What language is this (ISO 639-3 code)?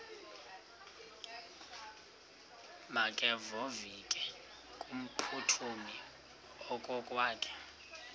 xho